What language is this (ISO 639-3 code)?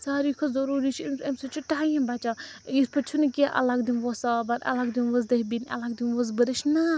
kas